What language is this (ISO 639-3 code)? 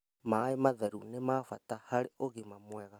kik